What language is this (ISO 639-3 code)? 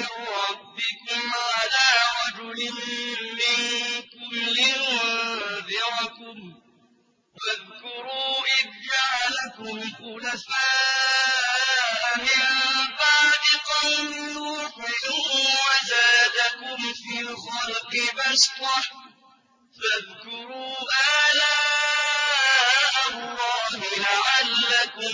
ara